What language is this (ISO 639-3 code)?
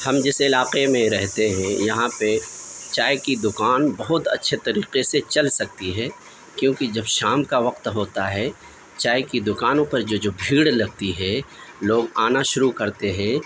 urd